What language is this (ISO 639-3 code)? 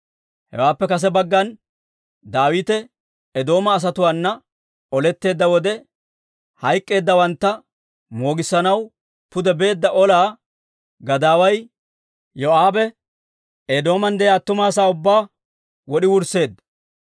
dwr